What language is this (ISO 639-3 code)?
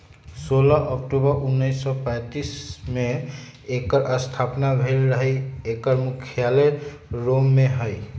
mag